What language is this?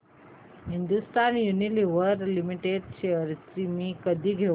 Marathi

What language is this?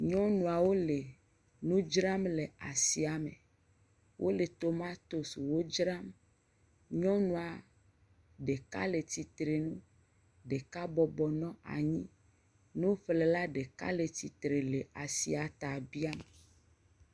Ewe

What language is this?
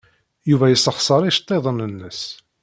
Kabyle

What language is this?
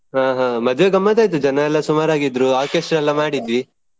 Kannada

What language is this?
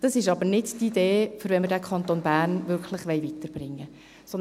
Swiss German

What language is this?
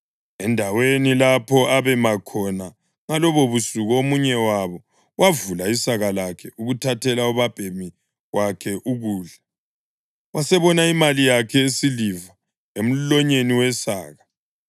North Ndebele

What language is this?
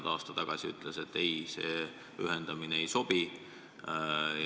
Estonian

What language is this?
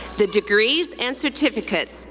English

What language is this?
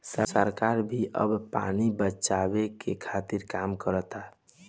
Bhojpuri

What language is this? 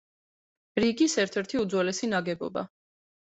Georgian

